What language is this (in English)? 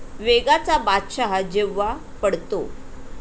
Marathi